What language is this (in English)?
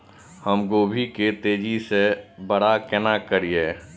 Maithili